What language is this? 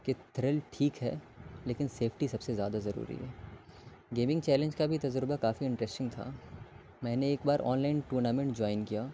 Urdu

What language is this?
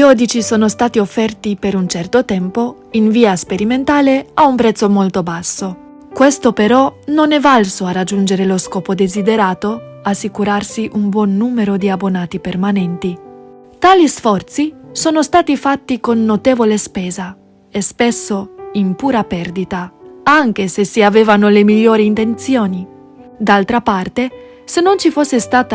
Italian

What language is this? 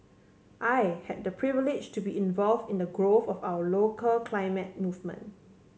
English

